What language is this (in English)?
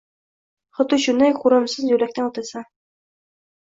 Uzbek